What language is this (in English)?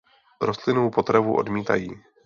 Czech